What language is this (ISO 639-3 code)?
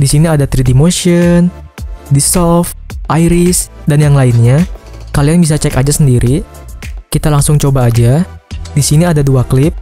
ind